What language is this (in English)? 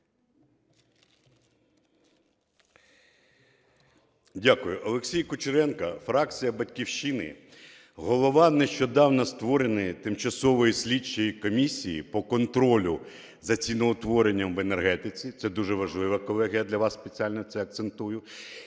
Ukrainian